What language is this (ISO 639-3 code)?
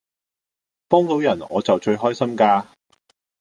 yue